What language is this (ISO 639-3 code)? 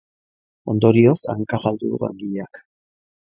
eus